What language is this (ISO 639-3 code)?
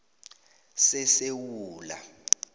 nbl